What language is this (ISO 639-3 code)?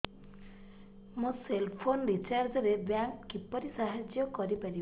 ori